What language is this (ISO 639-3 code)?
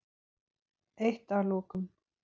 isl